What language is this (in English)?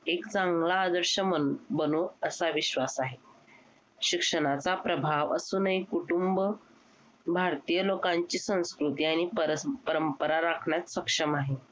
Marathi